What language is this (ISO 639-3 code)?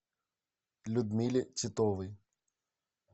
rus